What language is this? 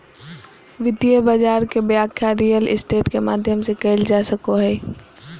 Magahi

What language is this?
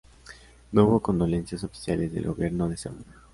Spanish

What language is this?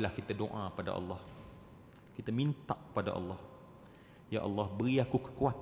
Malay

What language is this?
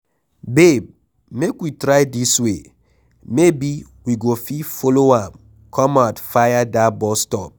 Nigerian Pidgin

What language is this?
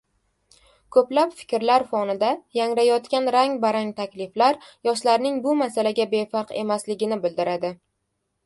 Uzbek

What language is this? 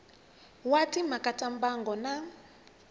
Tsonga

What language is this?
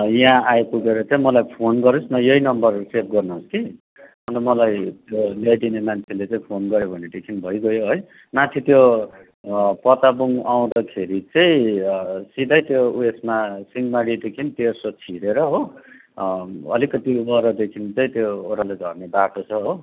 Nepali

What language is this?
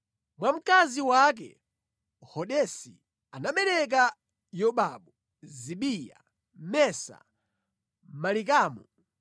Nyanja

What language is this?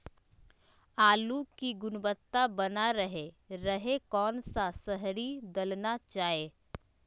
Magahi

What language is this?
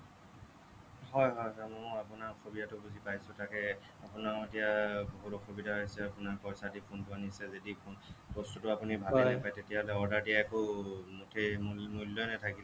Assamese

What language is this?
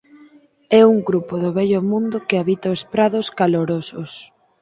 Galician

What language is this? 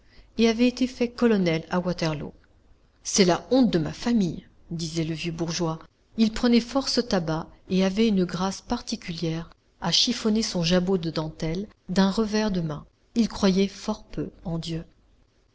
French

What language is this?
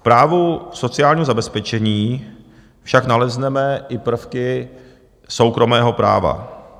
Czech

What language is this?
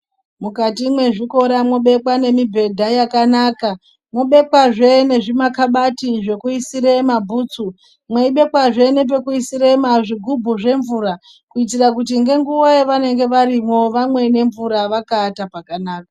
Ndau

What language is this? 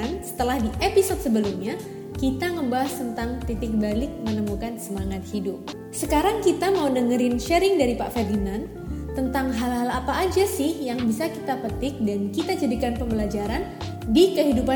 Indonesian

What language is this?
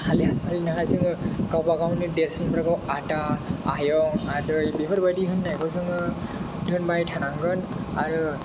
Bodo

